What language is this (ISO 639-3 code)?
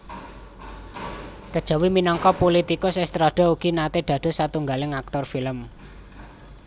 jav